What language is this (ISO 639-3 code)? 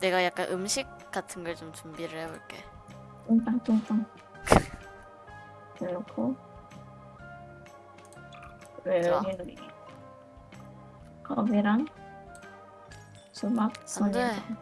kor